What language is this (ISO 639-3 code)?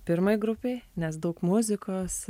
lit